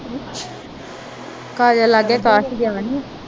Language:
Punjabi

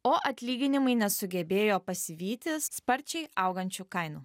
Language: Lithuanian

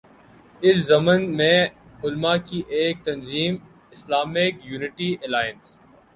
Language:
Urdu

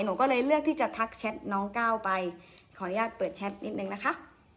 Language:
Thai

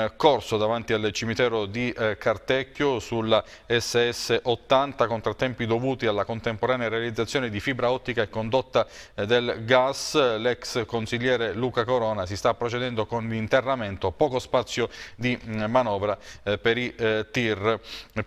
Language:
Italian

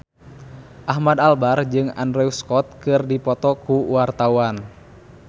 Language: Sundanese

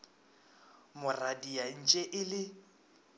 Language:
Northern Sotho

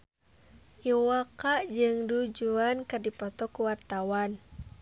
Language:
Sundanese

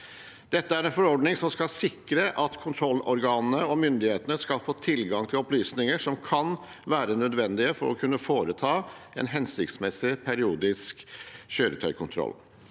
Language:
Norwegian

